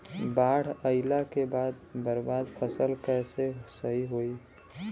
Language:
Bhojpuri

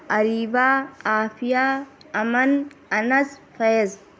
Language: Urdu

